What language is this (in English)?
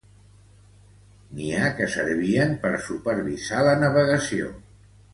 Catalan